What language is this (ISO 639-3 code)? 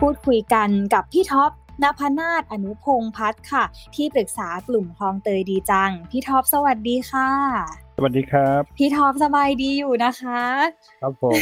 tha